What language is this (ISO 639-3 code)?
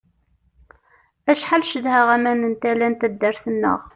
kab